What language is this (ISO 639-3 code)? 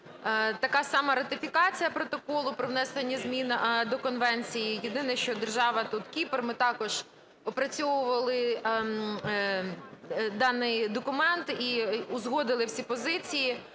ukr